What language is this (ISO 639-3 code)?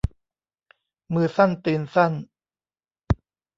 tha